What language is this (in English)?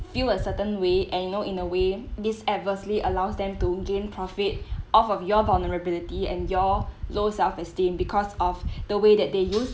English